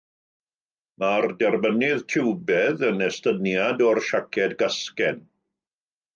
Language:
Welsh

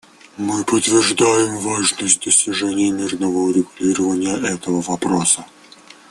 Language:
Russian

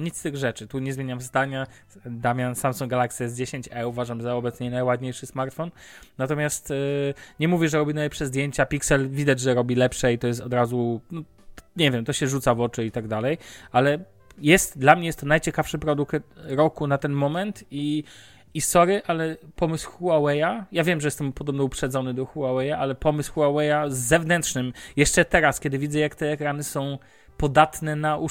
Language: Polish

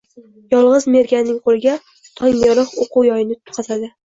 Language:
Uzbek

